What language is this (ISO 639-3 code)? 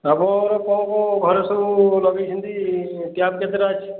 ori